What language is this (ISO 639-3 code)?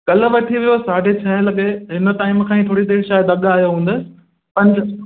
snd